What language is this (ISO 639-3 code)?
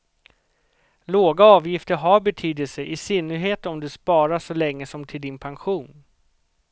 swe